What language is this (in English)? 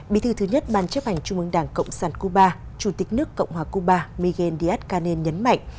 Vietnamese